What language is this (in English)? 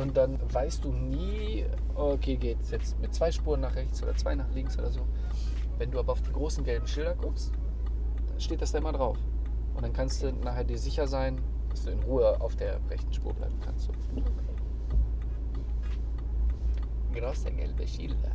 German